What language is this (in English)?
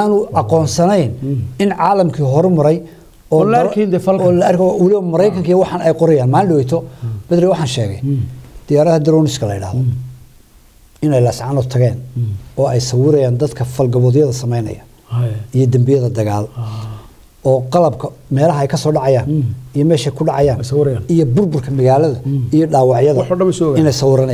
Arabic